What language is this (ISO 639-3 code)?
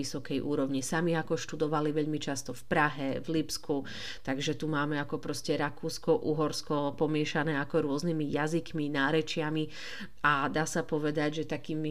slk